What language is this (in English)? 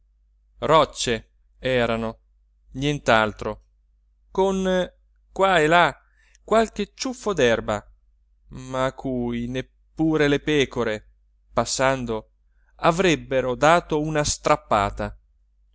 Italian